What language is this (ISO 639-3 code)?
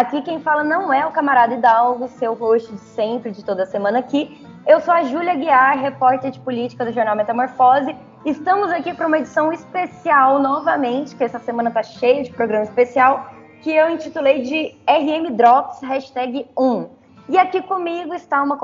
por